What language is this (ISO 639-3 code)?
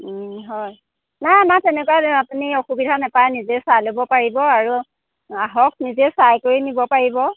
asm